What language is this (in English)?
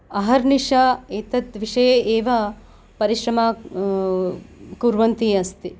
Sanskrit